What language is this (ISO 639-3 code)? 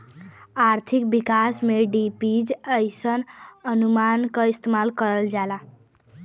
bho